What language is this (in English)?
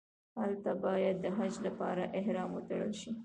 Pashto